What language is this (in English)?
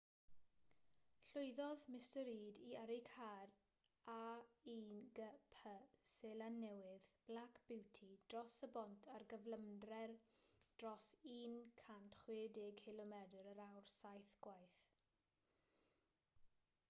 Welsh